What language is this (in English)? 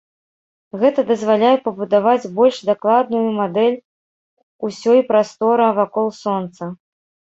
Belarusian